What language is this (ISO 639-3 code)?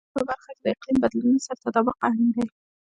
pus